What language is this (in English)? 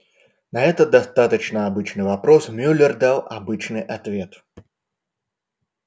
Russian